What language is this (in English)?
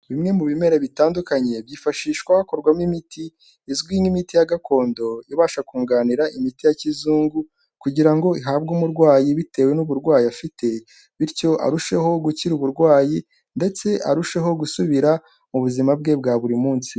Kinyarwanda